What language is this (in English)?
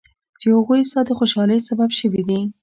Pashto